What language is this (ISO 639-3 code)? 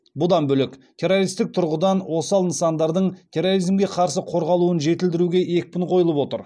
kaz